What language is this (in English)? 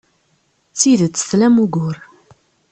Kabyle